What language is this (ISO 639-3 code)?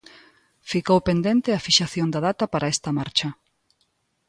glg